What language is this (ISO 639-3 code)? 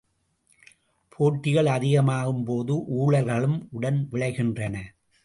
tam